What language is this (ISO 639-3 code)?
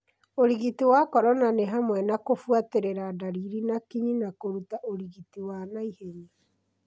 kik